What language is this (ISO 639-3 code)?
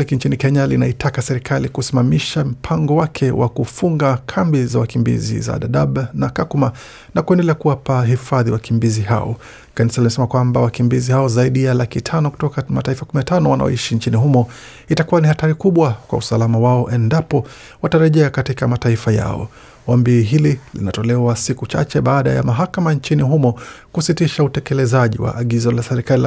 swa